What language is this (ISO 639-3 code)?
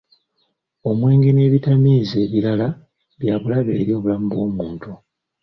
lug